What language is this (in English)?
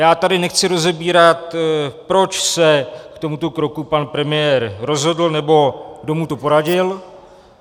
Czech